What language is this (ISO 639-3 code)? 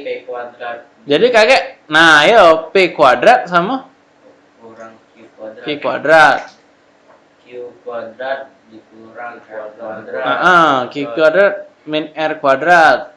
ind